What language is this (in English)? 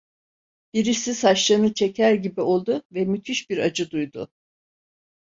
Turkish